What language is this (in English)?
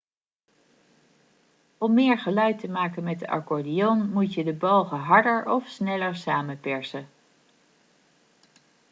Dutch